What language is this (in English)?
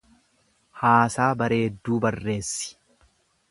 Oromo